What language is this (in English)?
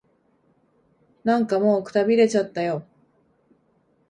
Japanese